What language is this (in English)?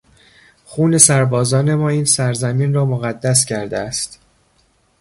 Persian